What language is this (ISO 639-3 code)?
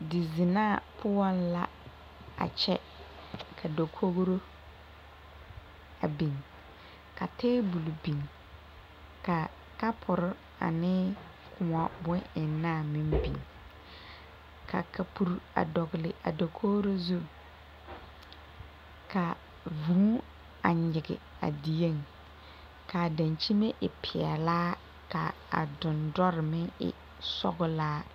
dga